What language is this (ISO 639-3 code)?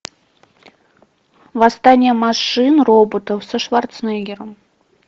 rus